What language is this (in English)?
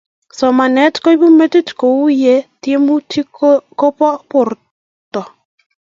Kalenjin